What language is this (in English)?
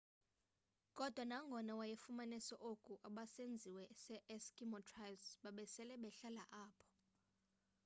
Xhosa